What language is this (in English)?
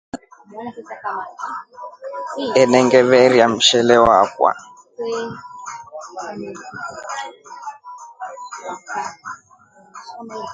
Rombo